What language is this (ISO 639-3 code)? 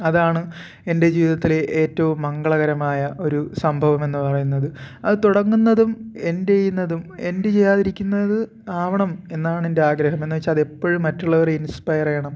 mal